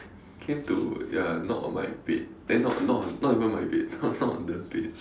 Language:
English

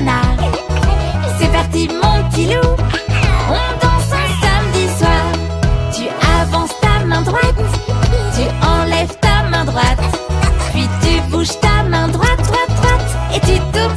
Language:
French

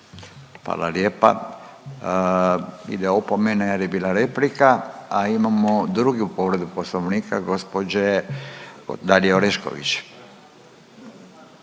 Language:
Croatian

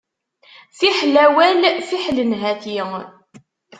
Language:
Kabyle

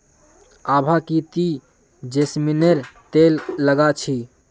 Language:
Magahi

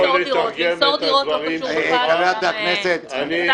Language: Hebrew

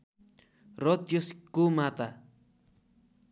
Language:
Nepali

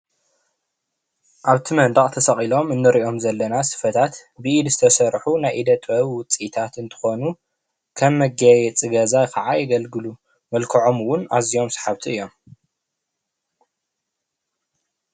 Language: Tigrinya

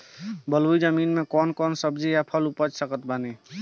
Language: Bhojpuri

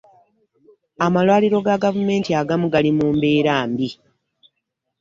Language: Ganda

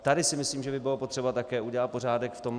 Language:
Czech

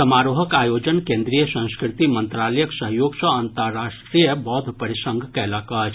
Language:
Maithili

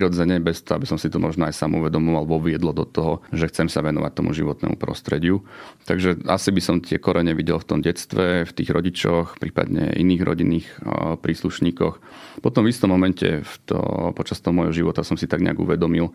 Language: Slovak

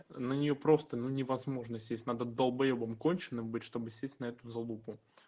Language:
Russian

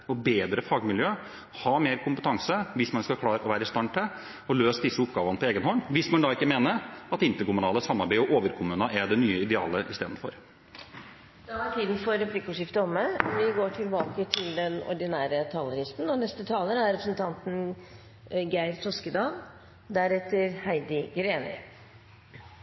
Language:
Norwegian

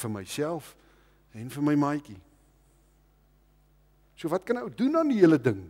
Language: Dutch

